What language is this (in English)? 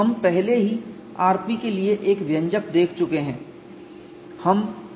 Hindi